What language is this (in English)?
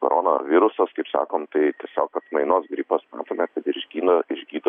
Lithuanian